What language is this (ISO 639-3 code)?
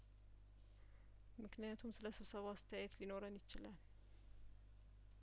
amh